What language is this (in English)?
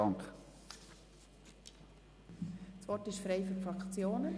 Swiss German